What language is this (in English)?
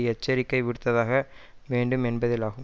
Tamil